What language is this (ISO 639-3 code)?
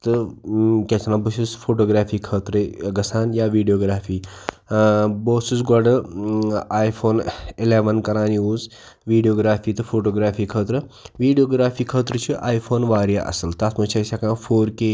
kas